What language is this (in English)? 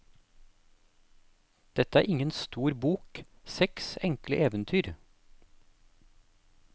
Norwegian